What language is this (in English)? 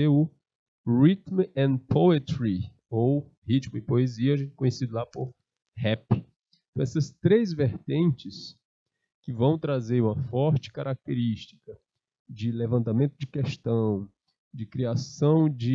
Portuguese